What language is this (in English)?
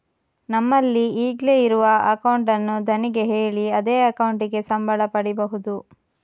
Kannada